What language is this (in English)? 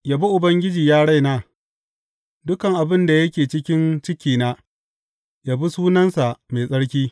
Hausa